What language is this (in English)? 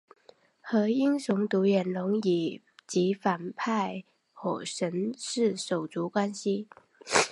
Chinese